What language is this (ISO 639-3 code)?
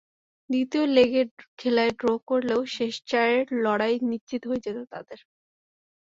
ben